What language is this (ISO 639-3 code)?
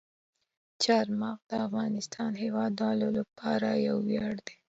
pus